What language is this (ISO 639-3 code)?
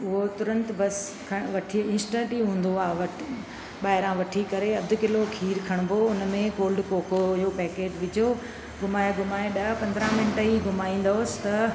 snd